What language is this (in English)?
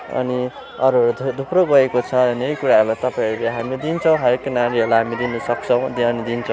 Nepali